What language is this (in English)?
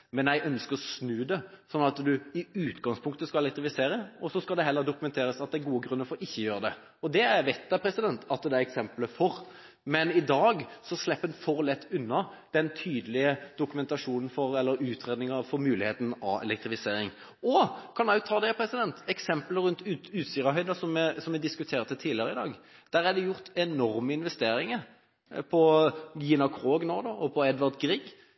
Norwegian Bokmål